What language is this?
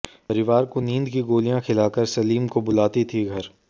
Hindi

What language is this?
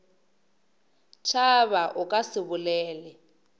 Northern Sotho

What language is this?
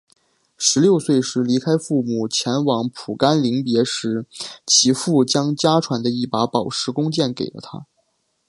Chinese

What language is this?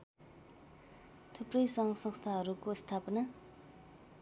Nepali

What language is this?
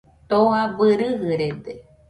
Nüpode Huitoto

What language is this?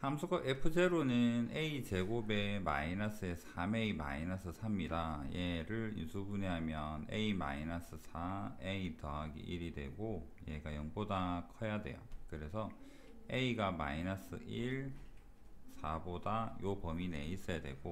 Korean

